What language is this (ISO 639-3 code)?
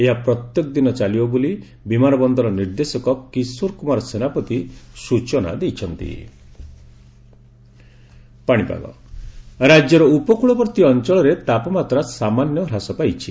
ori